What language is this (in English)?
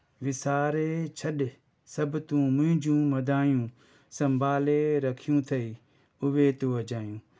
Sindhi